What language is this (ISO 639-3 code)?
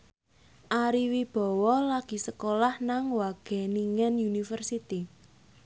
jav